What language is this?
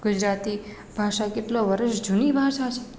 Gujarati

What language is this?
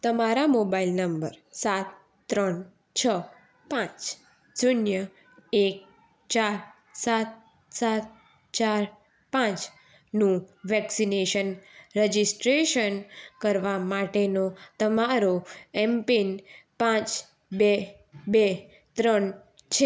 Gujarati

